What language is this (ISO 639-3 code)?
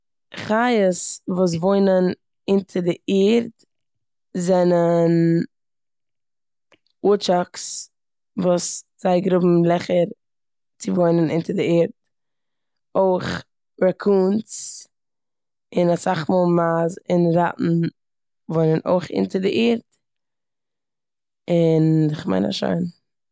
yid